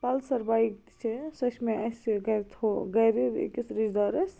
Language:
Kashmiri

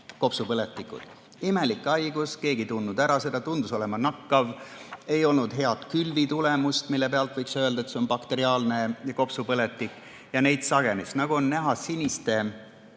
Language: Estonian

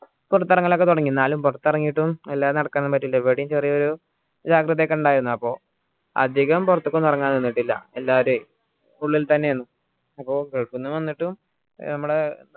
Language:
Malayalam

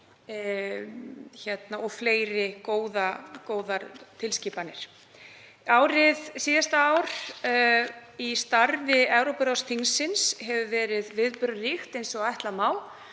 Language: Icelandic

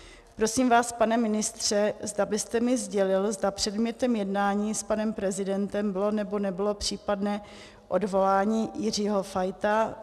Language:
Czech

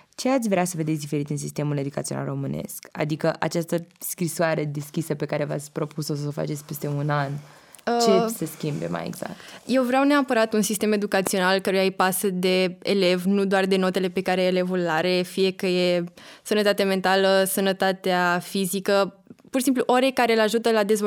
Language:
Romanian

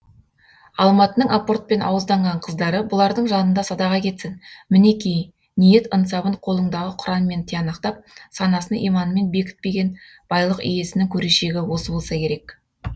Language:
Kazakh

